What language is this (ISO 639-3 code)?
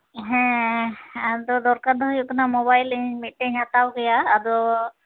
sat